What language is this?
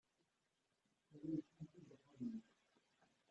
Kabyle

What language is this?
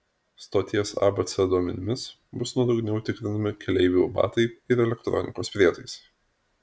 Lithuanian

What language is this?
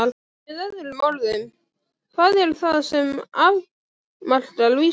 Icelandic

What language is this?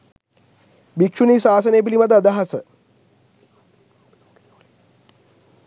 Sinhala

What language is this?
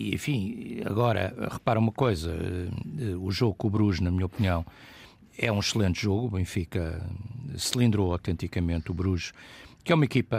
Portuguese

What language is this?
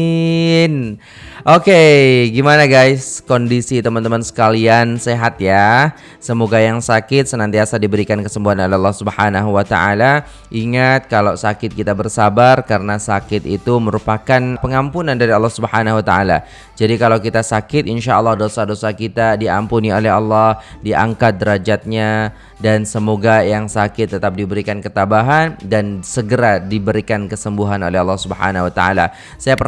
Indonesian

